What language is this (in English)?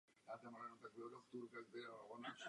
Czech